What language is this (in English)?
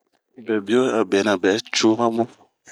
Bomu